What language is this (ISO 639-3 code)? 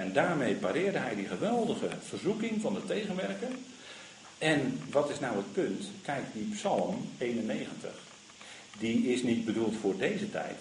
nld